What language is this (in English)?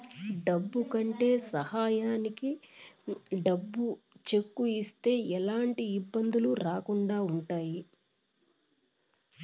Telugu